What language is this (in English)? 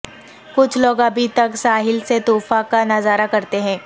Urdu